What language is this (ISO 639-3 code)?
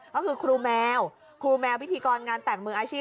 tha